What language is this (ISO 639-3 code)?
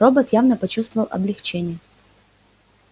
rus